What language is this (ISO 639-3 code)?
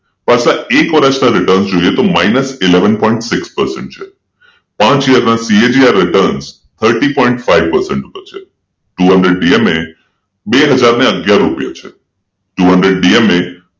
guj